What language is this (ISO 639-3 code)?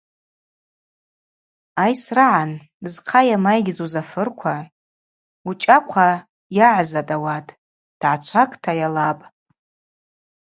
abq